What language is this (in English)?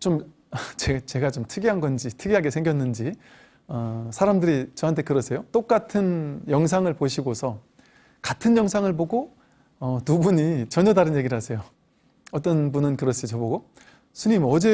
Korean